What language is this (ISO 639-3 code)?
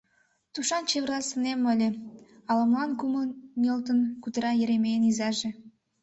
chm